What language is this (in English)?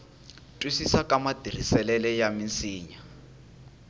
Tsonga